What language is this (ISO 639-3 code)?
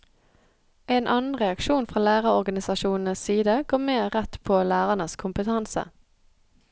nor